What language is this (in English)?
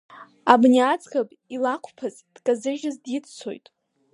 Abkhazian